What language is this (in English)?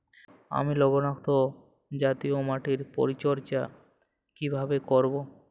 Bangla